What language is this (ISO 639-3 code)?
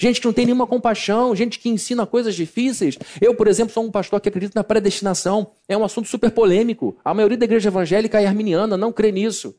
por